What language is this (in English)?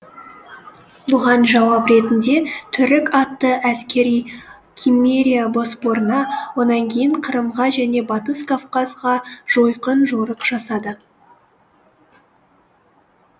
Kazakh